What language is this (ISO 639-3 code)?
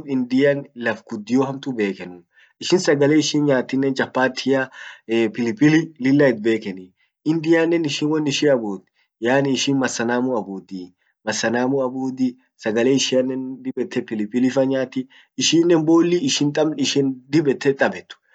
orc